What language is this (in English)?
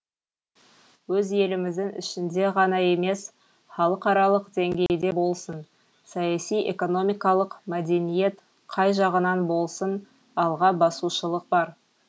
Kazakh